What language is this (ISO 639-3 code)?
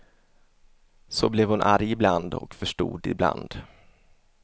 swe